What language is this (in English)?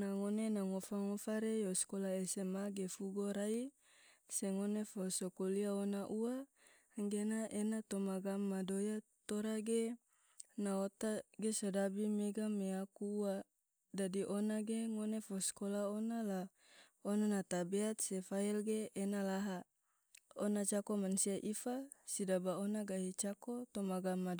Tidore